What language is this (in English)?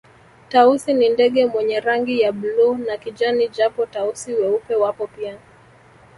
Swahili